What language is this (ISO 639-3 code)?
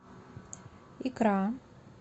rus